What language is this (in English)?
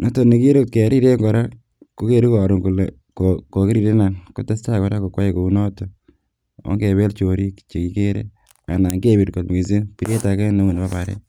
Kalenjin